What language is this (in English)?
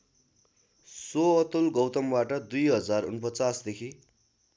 Nepali